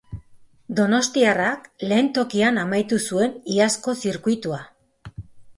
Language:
Basque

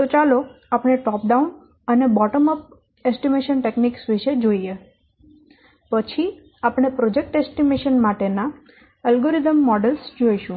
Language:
Gujarati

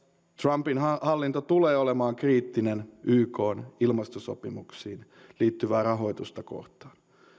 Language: Finnish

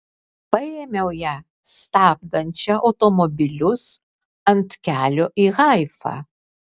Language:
Lithuanian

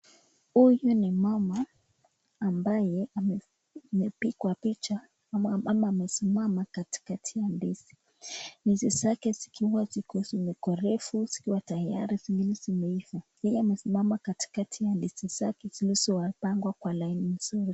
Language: Swahili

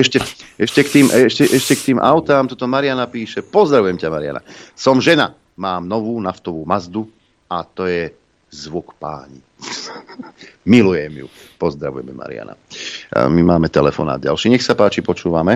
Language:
Slovak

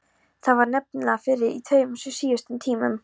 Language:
Icelandic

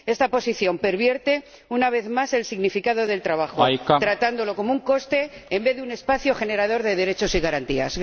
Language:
Spanish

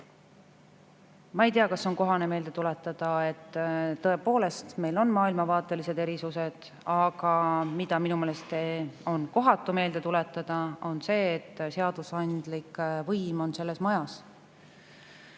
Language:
Estonian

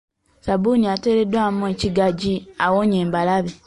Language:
Ganda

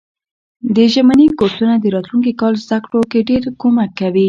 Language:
Pashto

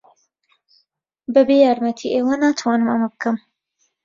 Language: Central Kurdish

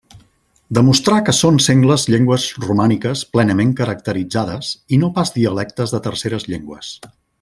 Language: Catalan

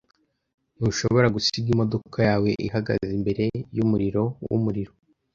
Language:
Kinyarwanda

